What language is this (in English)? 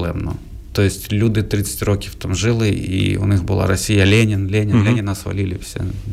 Ukrainian